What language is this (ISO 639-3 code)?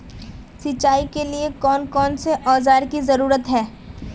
mag